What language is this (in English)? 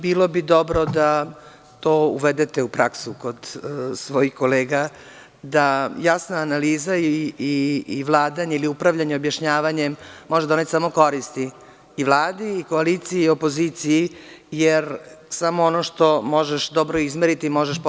Serbian